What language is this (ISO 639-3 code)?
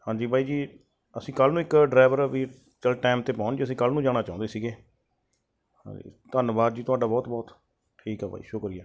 pan